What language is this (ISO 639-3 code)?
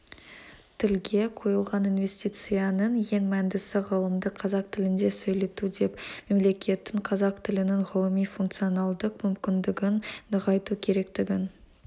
kaz